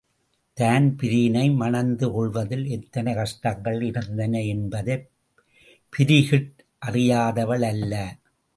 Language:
Tamil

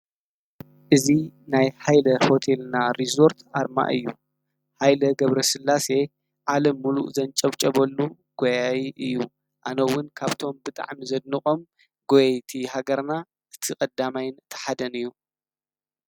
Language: Tigrinya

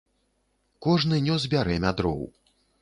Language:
Belarusian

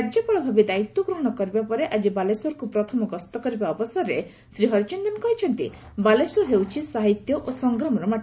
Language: Odia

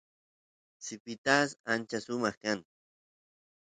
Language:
Santiago del Estero Quichua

